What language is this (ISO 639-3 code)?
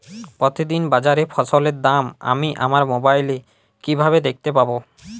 ben